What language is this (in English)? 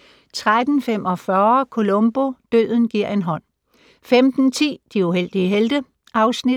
Danish